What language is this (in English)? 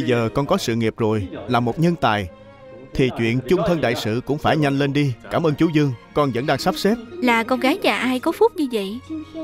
Vietnamese